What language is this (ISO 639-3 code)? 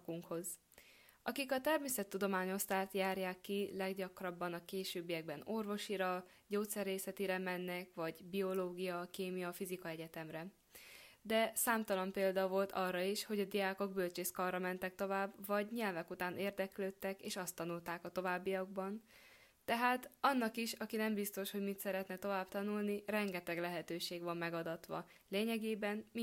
ron